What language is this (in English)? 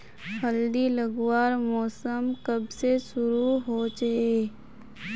Magahi